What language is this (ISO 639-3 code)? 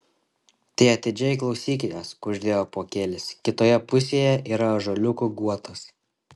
lit